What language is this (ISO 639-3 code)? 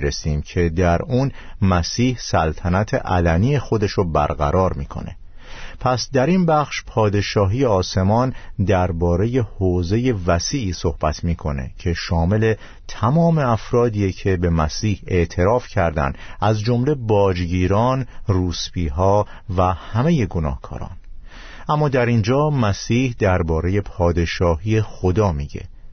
fas